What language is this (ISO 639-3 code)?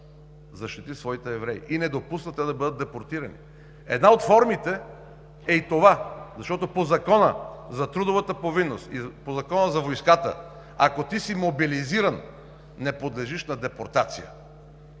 bul